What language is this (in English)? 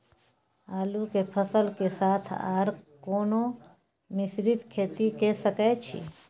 Maithili